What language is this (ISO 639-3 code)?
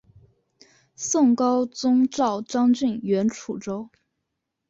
zho